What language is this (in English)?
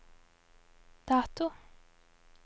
Norwegian